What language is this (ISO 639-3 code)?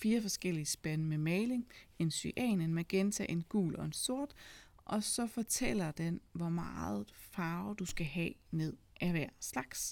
dan